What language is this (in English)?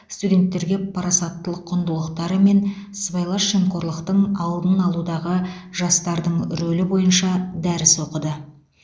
Kazakh